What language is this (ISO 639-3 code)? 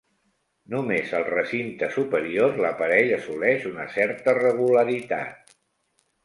cat